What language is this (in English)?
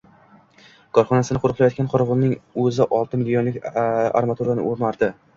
Uzbek